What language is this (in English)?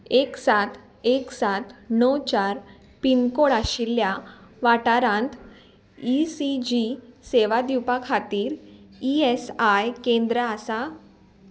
Konkani